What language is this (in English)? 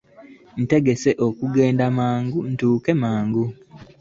Ganda